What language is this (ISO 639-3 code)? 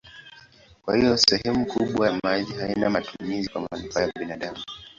swa